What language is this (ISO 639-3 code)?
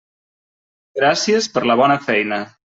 cat